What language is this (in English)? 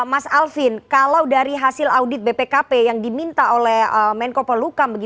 Indonesian